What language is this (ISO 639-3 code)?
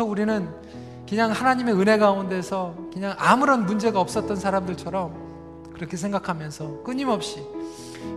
kor